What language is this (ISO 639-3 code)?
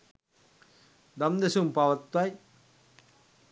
sin